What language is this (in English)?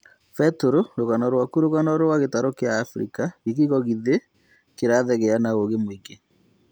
Kikuyu